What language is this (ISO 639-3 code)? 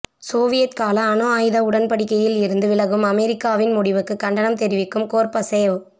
tam